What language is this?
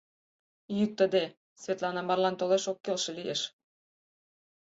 Mari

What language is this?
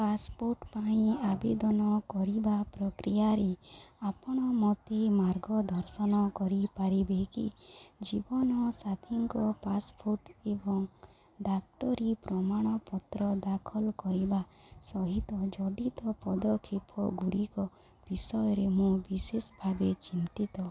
Odia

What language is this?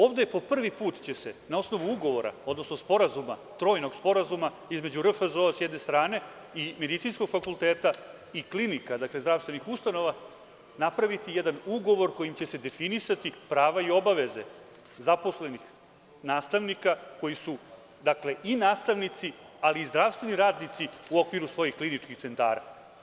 Serbian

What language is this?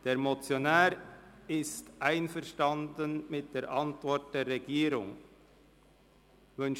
Swiss German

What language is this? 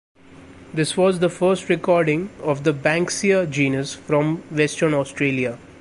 English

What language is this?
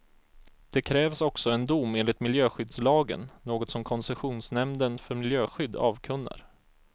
Swedish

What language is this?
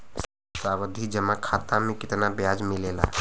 Bhojpuri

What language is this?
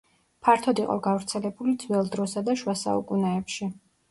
Georgian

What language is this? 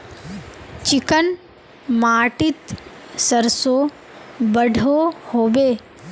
Magahi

